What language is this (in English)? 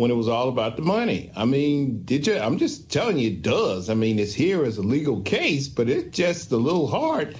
English